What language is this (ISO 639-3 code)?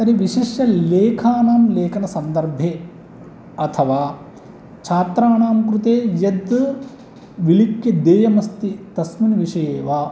san